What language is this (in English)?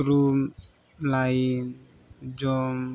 Santali